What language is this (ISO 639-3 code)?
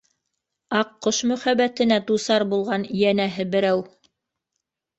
bak